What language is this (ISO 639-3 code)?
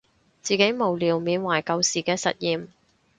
yue